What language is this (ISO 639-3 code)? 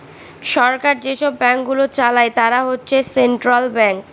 ben